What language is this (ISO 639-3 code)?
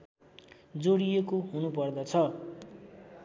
nep